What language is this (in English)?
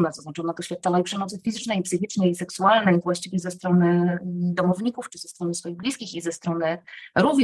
Polish